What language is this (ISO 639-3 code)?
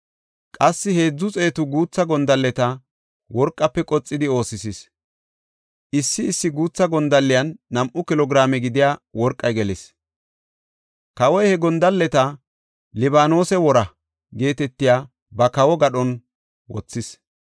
gof